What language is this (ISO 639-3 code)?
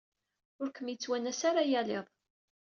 kab